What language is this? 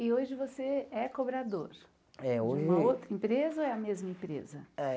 Portuguese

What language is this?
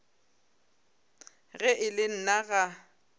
Northern Sotho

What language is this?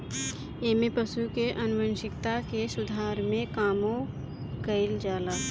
Bhojpuri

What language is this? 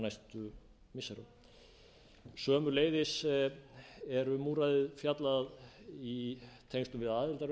Icelandic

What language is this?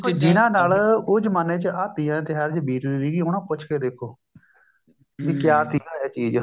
Punjabi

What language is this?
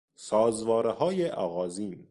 Persian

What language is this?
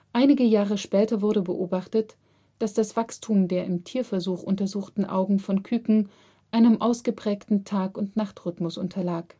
German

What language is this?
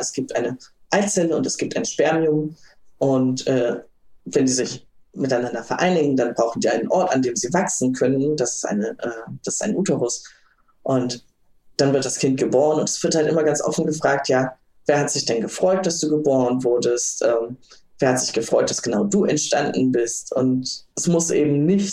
German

